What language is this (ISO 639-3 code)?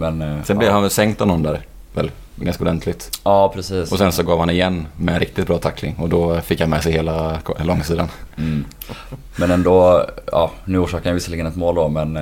swe